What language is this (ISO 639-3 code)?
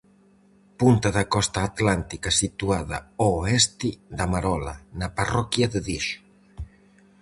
glg